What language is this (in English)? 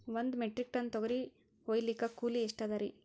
Kannada